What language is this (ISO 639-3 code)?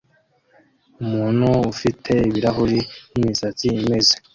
kin